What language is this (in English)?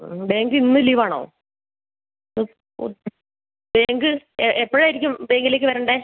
Malayalam